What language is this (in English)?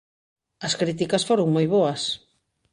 Galician